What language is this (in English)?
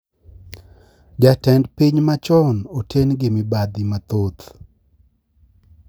Luo (Kenya and Tanzania)